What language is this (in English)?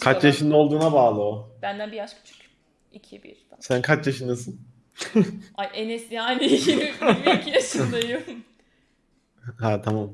Turkish